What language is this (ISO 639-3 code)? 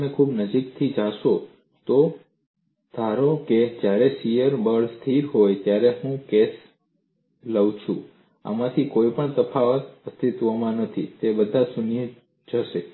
guj